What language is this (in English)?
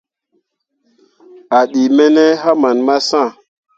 Mundang